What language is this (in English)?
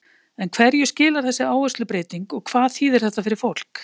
Icelandic